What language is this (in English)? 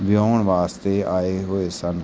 Punjabi